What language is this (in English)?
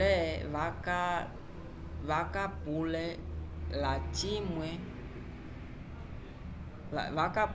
Umbundu